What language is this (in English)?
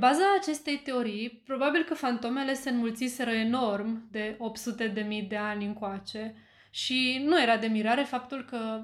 Romanian